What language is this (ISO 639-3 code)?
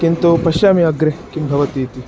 san